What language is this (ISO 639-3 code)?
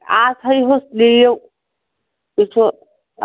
kas